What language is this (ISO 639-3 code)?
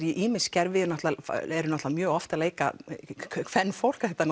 isl